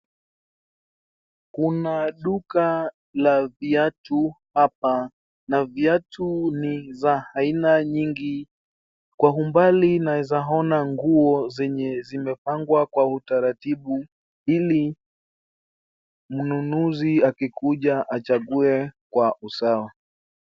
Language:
Swahili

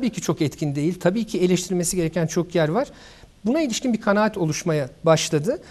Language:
Turkish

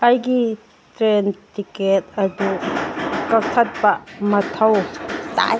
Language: Manipuri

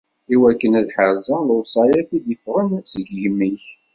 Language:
Kabyle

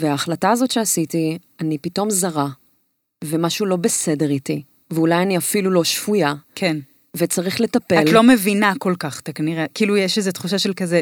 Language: Hebrew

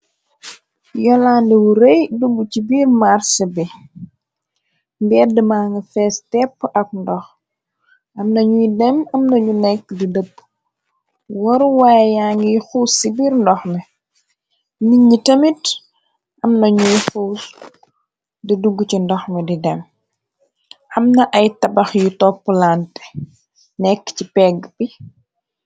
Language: Wolof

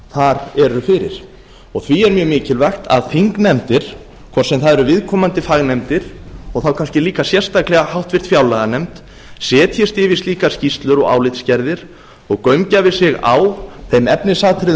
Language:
Icelandic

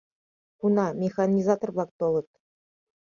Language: Mari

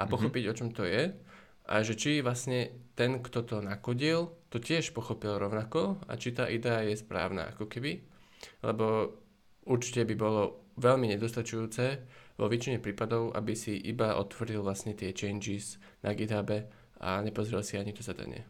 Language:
Slovak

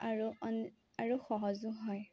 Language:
Assamese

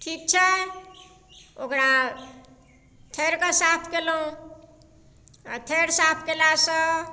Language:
Maithili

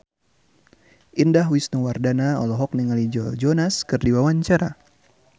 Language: Sundanese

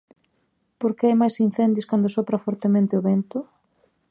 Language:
Galician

